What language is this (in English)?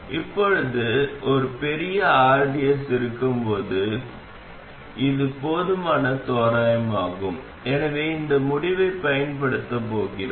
Tamil